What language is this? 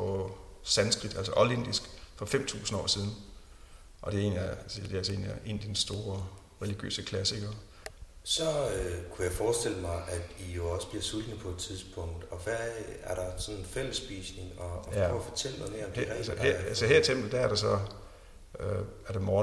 Danish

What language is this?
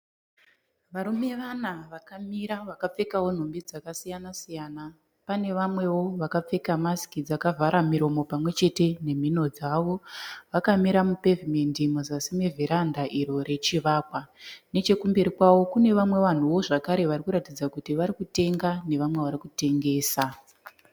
Shona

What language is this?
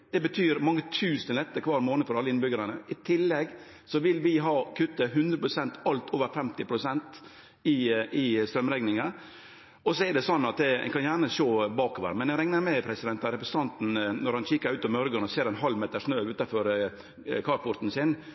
Norwegian Nynorsk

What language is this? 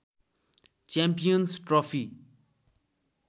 Nepali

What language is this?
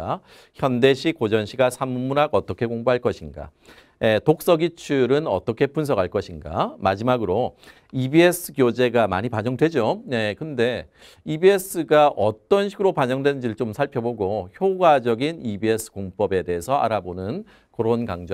Korean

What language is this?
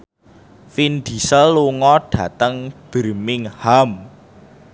Javanese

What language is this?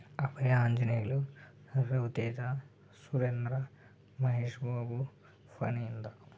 Telugu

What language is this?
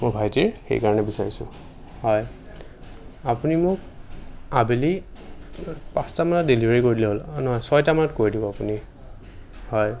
Assamese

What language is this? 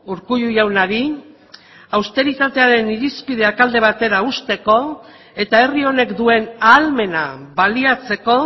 Basque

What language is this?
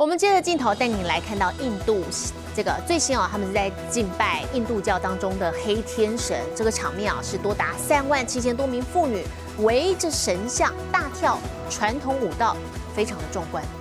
Chinese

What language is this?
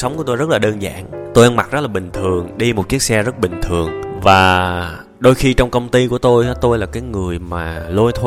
Vietnamese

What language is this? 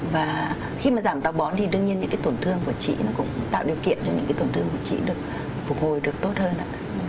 Vietnamese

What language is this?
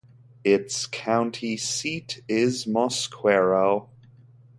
English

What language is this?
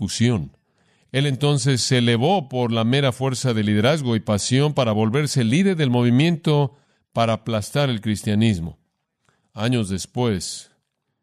Spanish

